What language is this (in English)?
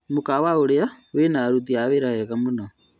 Kikuyu